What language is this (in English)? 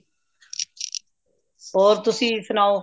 Punjabi